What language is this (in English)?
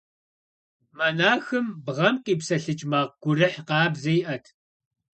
Kabardian